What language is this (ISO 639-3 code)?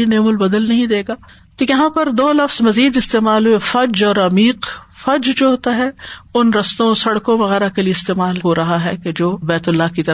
urd